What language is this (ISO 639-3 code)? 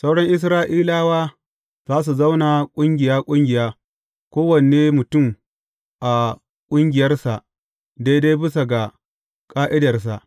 hau